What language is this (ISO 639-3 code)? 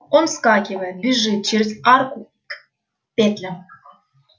rus